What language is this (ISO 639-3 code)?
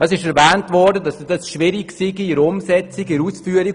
gsw